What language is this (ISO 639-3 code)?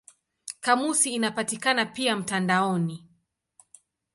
swa